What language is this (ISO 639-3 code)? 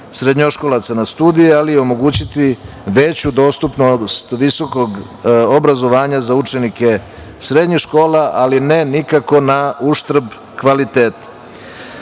srp